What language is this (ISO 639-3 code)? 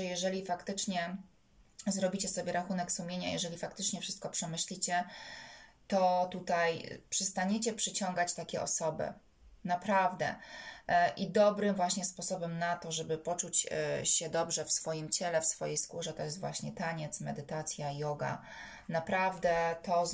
pol